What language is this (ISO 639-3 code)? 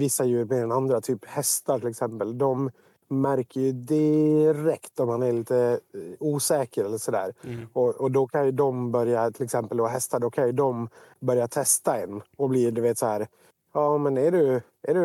swe